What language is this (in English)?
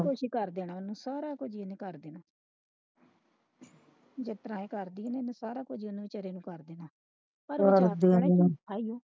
Punjabi